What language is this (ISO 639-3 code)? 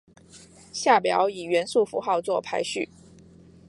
zho